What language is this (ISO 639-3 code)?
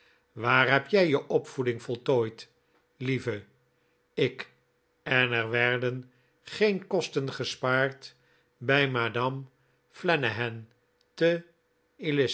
nld